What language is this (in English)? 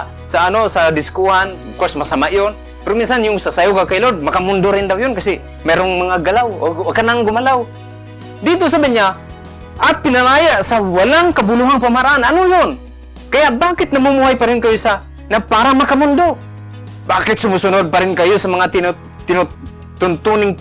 Filipino